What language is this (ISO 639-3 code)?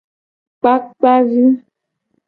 gej